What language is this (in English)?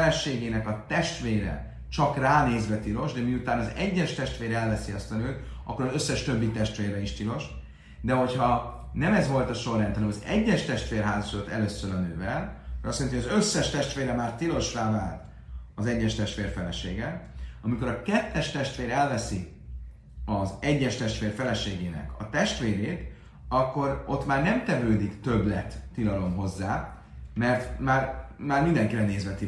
Hungarian